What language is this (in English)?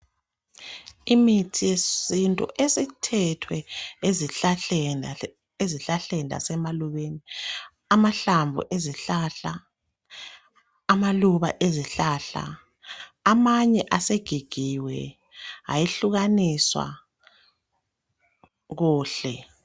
North Ndebele